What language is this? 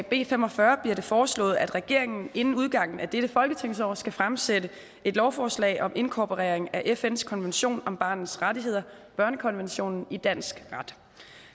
Danish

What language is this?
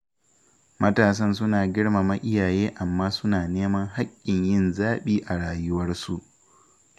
Hausa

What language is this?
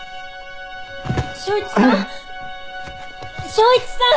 Japanese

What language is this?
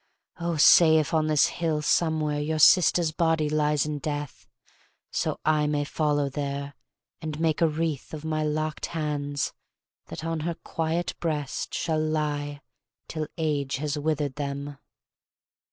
English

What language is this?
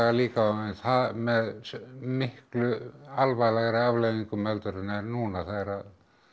Icelandic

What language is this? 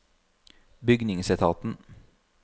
Norwegian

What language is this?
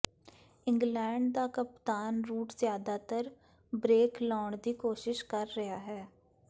Punjabi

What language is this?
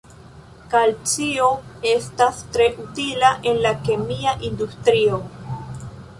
Esperanto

